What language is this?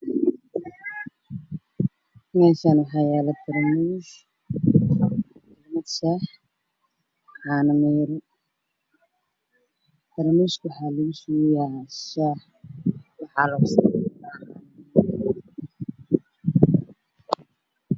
Somali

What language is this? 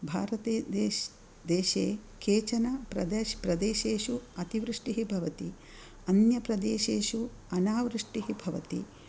Sanskrit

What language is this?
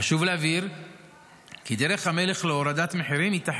Hebrew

